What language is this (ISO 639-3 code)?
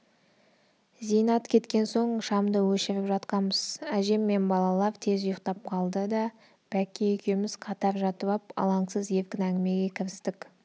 kaz